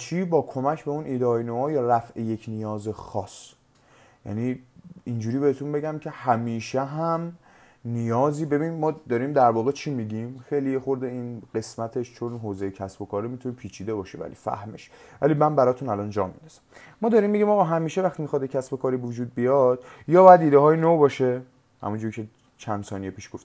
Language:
Persian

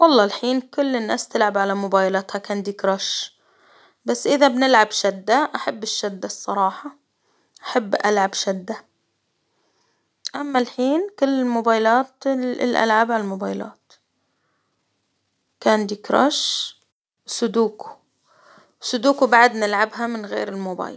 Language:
Hijazi Arabic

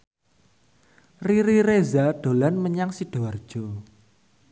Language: Javanese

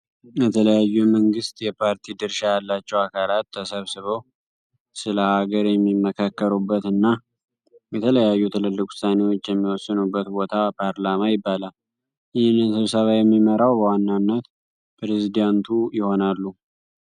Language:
Amharic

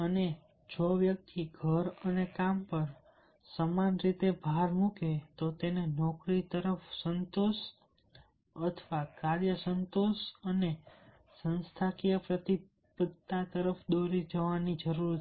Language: Gujarati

